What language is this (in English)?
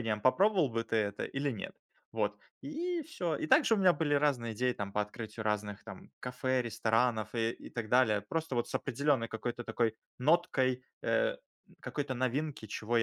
Russian